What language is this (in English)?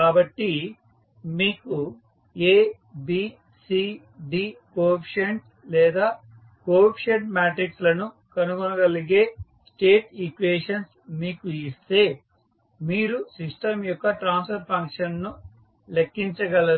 Telugu